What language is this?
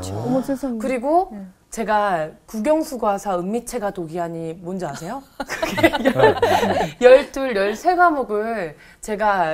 Korean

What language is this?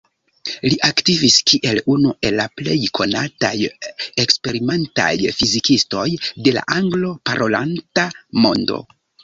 Esperanto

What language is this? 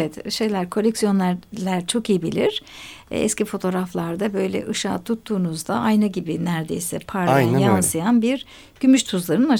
Turkish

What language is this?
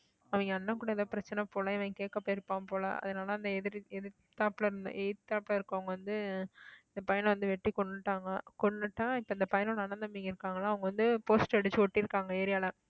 Tamil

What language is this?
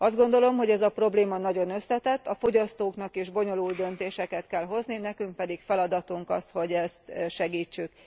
Hungarian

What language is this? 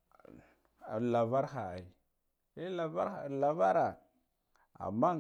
Guduf-Gava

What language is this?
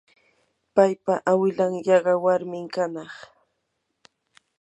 Yanahuanca Pasco Quechua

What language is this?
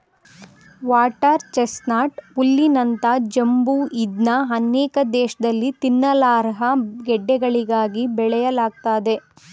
Kannada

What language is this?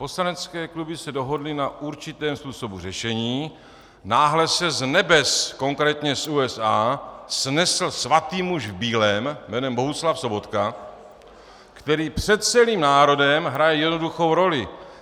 Czech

